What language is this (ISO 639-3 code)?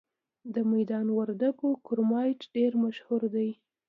pus